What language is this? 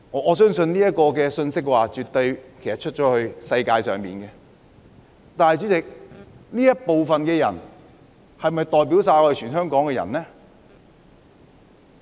Cantonese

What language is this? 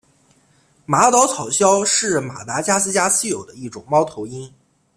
Chinese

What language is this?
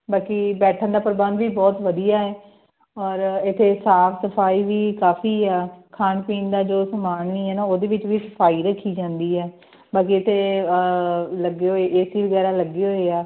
Punjabi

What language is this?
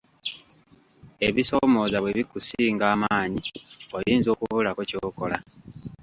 Ganda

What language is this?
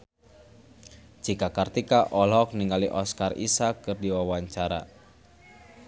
Sundanese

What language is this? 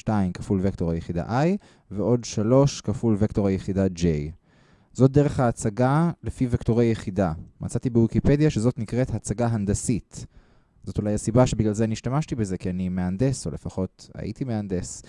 Hebrew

